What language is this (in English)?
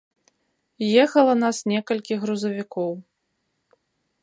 Belarusian